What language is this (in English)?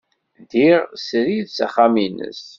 Kabyle